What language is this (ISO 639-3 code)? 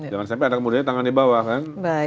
ind